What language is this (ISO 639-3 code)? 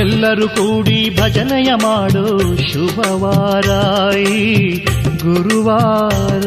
kan